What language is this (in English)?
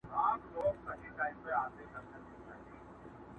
Pashto